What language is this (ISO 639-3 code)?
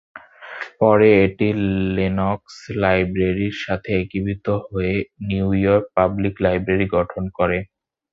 ben